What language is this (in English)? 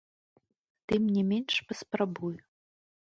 Belarusian